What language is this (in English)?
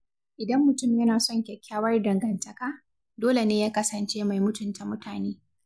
Hausa